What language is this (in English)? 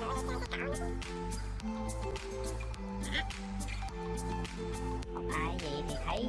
Vietnamese